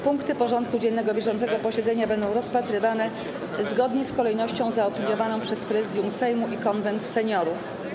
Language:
Polish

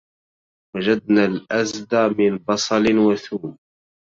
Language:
Arabic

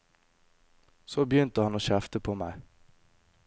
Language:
Norwegian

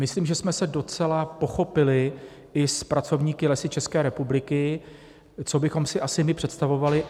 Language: Czech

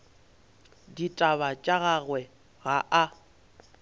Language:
Northern Sotho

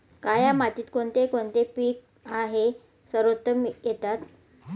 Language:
Marathi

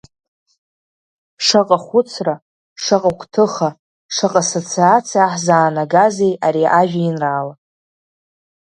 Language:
Abkhazian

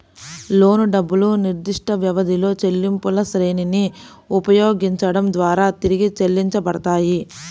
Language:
Telugu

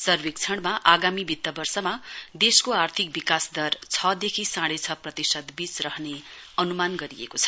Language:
Nepali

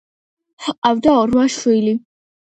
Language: Georgian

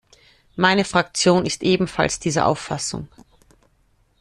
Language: German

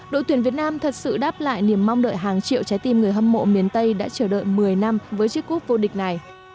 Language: Vietnamese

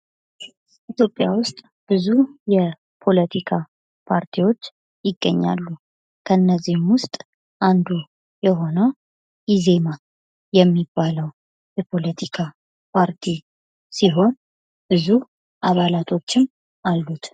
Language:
Amharic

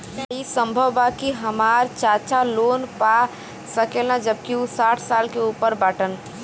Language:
Bhojpuri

